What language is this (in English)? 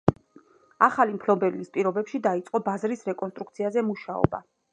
Georgian